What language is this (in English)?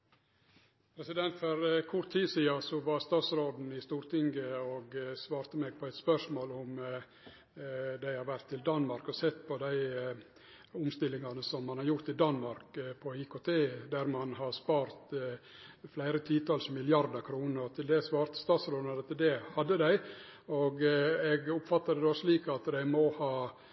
Norwegian